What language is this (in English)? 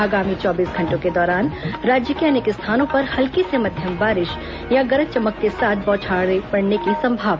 Hindi